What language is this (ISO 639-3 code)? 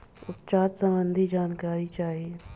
bho